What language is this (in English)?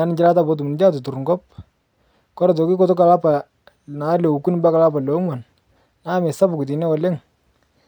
Masai